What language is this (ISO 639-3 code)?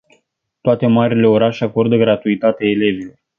ron